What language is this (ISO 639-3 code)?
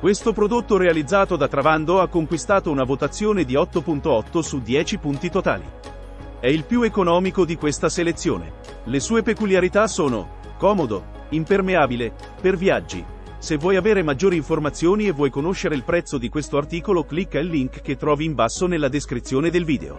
ita